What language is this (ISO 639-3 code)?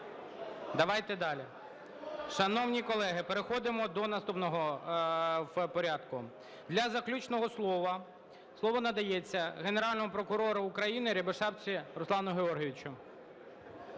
ukr